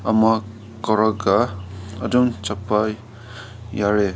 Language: Manipuri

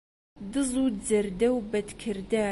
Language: Central Kurdish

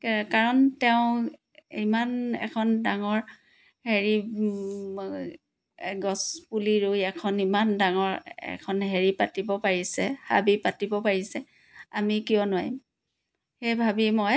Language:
Assamese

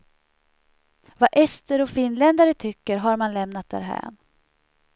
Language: Swedish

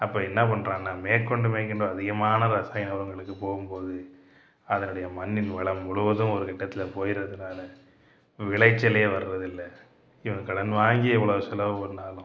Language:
Tamil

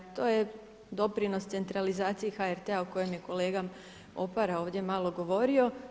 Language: Croatian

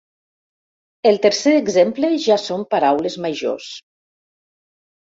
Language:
Catalan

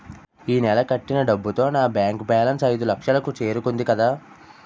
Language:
Telugu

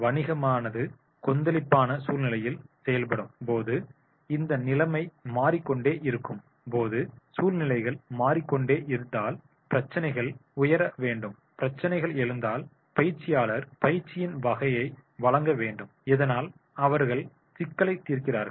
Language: Tamil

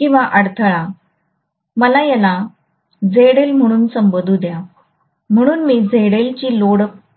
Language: Marathi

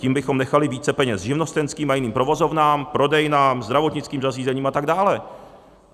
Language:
Czech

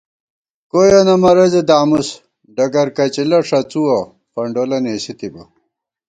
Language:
Gawar-Bati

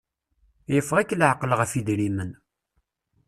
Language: Kabyle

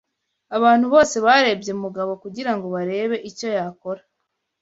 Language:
Kinyarwanda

